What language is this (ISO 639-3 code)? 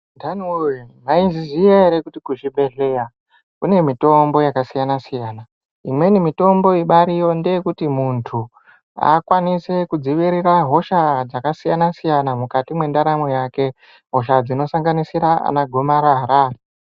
ndc